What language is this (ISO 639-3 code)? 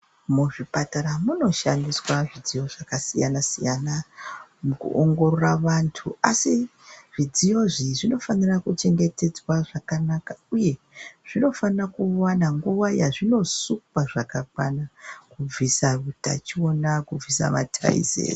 ndc